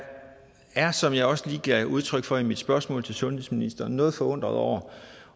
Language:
Danish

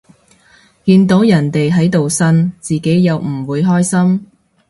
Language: Cantonese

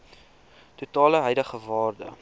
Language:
Afrikaans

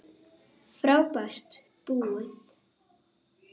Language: Icelandic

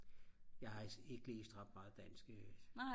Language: Danish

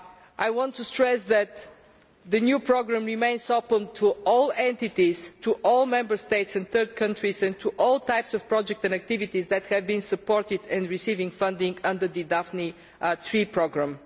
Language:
English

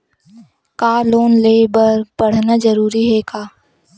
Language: Chhattisgarhi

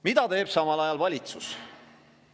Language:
Estonian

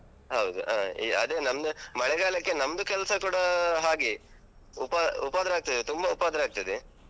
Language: Kannada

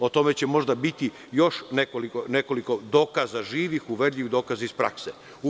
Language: Serbian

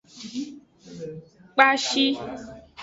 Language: Aja (Benin)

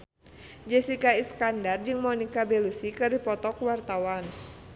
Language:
Sundanese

